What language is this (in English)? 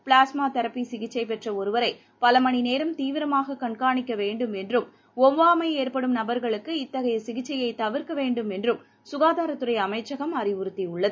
Tamil